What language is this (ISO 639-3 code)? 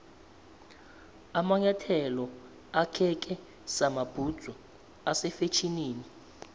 nbl